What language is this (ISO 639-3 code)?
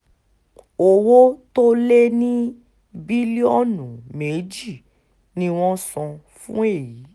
yor